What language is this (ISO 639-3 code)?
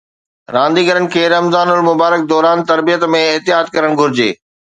snd